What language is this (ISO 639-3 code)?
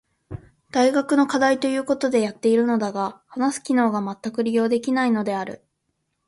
jpn